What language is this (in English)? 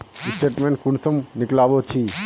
Magahi